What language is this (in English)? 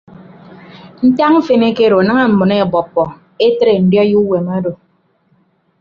Ibibio